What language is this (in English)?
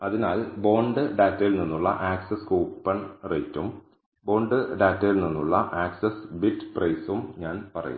Malayalam